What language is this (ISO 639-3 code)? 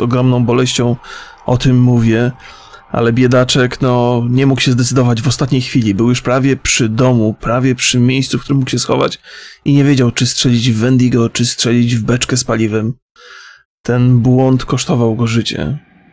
pol